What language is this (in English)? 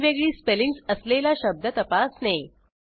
Marathi